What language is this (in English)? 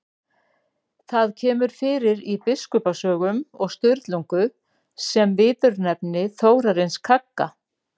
Icelandic